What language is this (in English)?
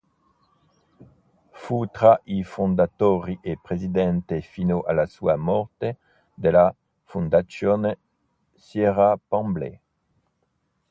Italian